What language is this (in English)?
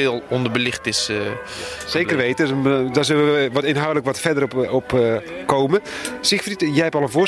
Dutch